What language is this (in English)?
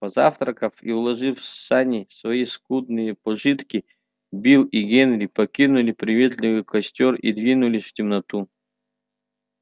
Russian